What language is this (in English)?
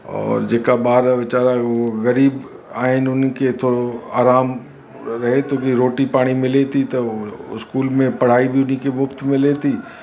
Sindhi